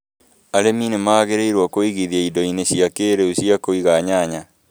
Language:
Kikuyu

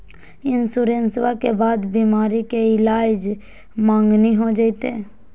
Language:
Magahi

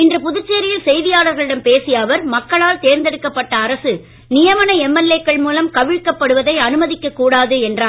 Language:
Tamil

